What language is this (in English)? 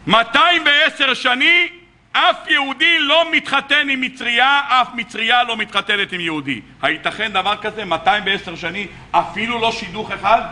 Hebrew